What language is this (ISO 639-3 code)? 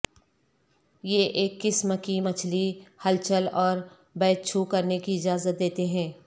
urd